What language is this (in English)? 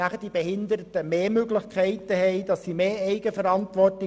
Swiss German